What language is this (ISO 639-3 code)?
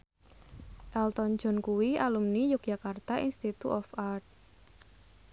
jav